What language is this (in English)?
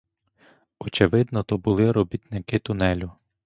Ukrainian